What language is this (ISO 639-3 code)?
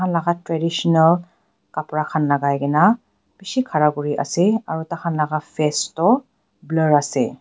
nag